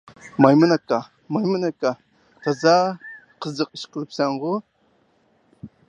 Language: Uyghur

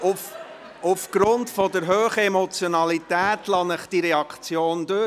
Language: Swiss German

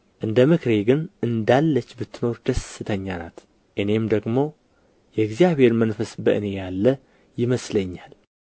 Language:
Amharic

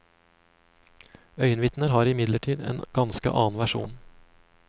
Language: Norwegian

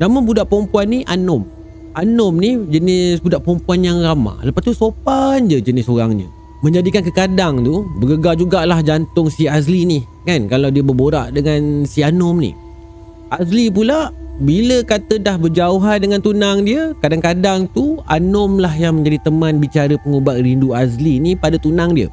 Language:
Malay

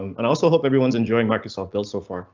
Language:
English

